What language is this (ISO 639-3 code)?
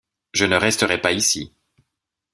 fra